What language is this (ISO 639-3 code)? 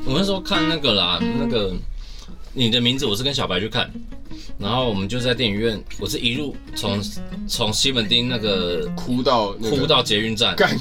zho